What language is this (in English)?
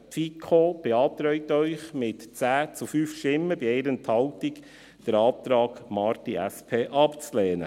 Swiss German